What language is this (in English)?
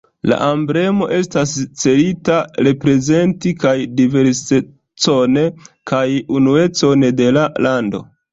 Esperanto